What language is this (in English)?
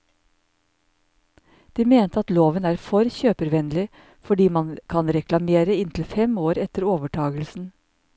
Norwegian